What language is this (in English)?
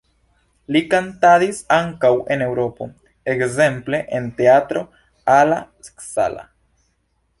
Esperanto